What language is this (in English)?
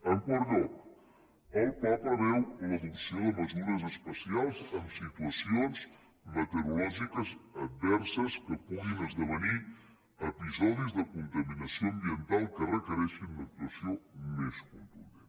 Catalan